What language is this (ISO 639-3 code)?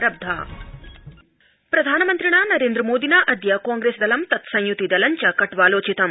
san